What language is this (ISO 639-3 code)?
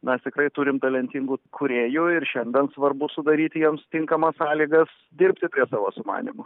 lit